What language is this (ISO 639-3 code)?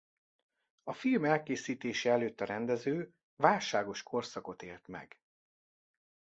hun